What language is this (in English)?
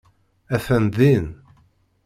Kabyle